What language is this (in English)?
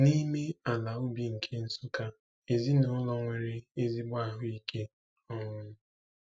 Igbo